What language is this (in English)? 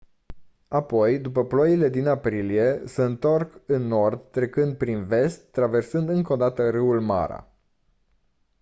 Romanian